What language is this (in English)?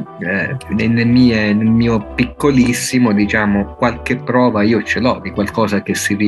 Italian